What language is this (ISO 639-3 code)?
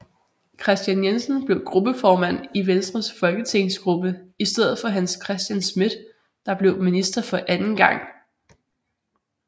dan